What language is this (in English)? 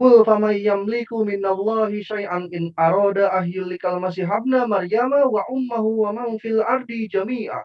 Indonesian